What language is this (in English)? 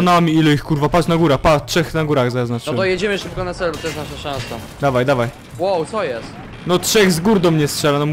Polish